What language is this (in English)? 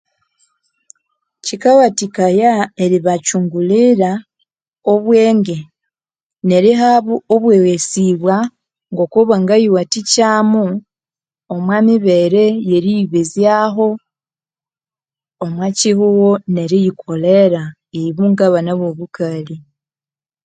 Konzo